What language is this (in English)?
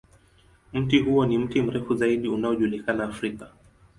Swahili